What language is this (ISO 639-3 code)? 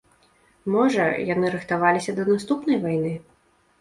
bel